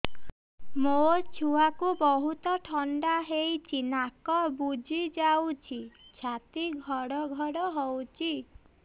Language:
Odia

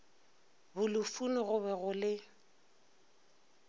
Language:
Northern Sotho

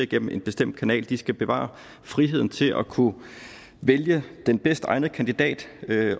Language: Danish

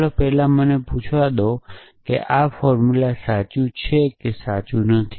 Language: Gujarati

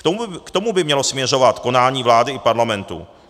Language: Czech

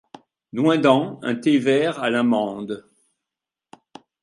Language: French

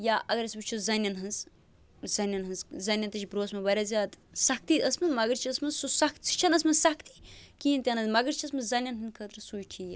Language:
Kashmiri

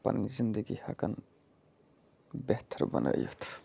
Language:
Kashmiri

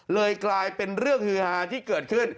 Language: Thai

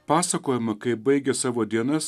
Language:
Lithuanian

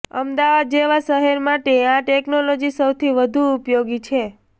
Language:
Gujarati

